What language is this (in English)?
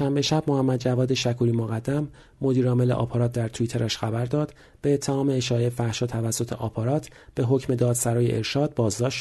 Persian